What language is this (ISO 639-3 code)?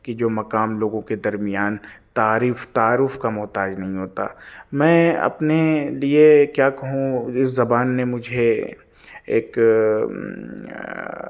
urd